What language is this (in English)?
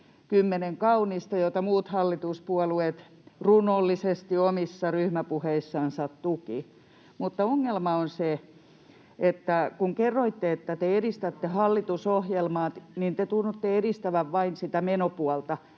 Finnish